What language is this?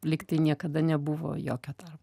Lithuanian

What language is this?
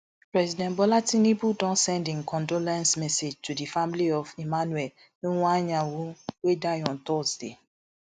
Nigerian Pidgin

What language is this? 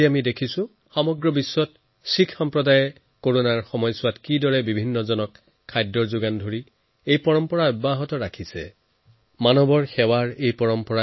Assamese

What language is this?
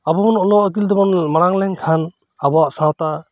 Santali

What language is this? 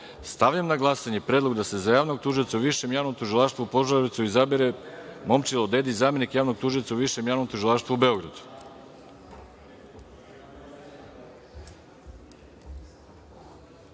Serbian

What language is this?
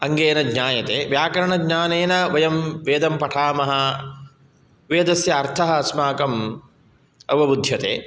Sanskrit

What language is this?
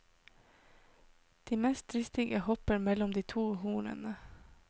Norwegian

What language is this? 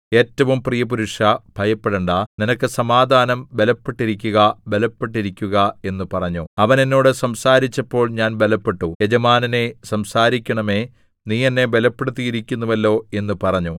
Malayalam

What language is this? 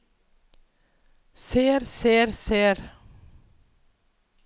Norwegian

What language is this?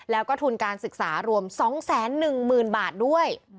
Thai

